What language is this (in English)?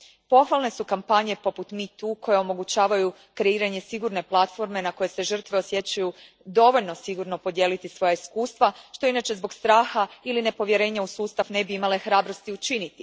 Croatian